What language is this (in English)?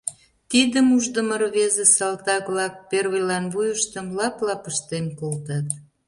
Mari